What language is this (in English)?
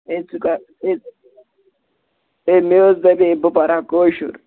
Kashmiri